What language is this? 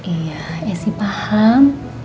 Indonesian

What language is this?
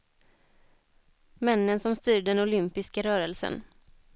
Swedish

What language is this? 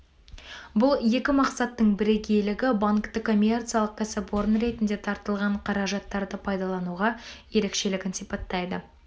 Kazakh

